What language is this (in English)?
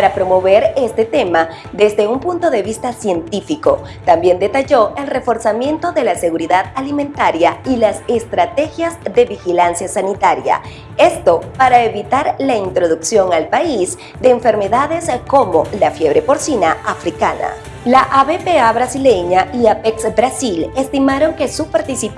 Spanish